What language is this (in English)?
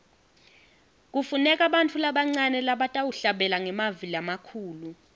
Swati